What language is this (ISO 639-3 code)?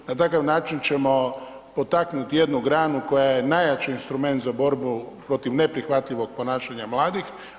hrv